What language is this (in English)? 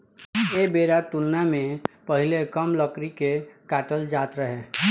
Bhojpuri